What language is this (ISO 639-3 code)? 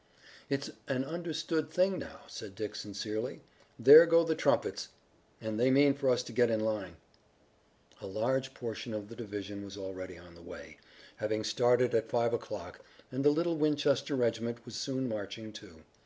eng